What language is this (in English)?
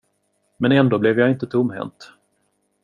Swedish